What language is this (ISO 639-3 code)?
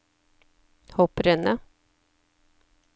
nor